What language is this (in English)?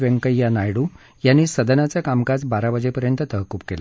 Marathi